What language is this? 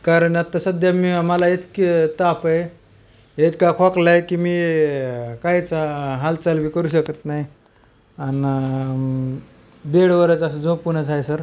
Marathi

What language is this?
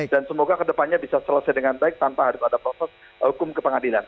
Indonesian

